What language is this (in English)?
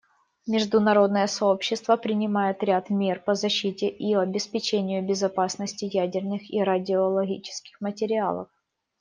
Russian